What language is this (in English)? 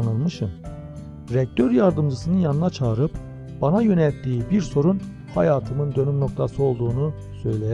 Turkish